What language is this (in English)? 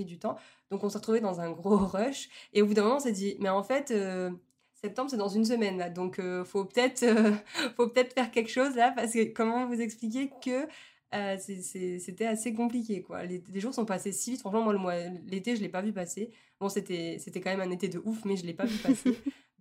French